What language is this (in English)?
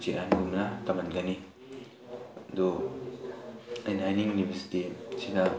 Manipuri